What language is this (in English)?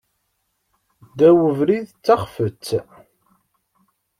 Kabyle